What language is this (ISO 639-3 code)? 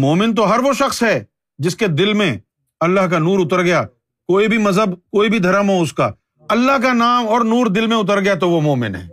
urd